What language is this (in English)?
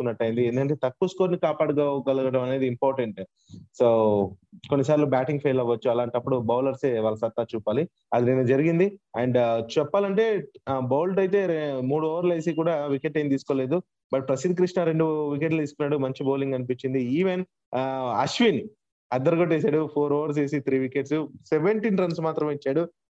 Telugu